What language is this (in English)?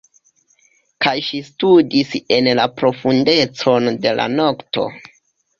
Esperanto